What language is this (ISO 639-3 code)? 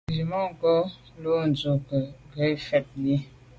byv